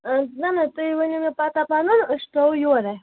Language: Kashmiri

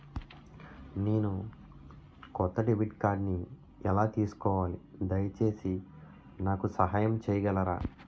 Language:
Telugu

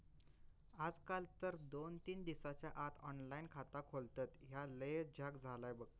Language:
Marathi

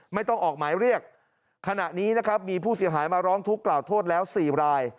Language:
Thai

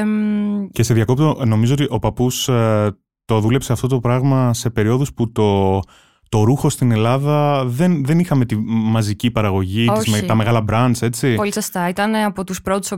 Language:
Greek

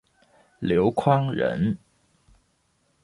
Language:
Chinese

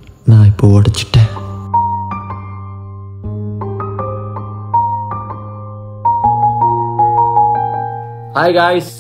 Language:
English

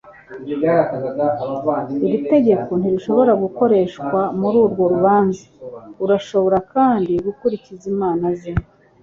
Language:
Kinyarwanda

